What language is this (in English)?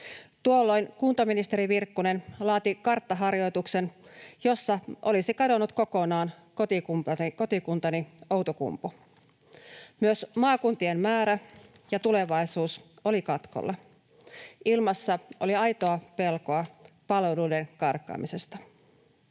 Finnish